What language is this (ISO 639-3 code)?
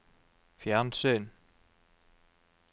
nor